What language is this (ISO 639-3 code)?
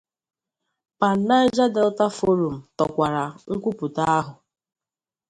ibo